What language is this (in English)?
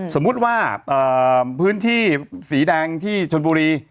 Thai